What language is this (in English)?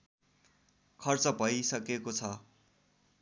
Nepali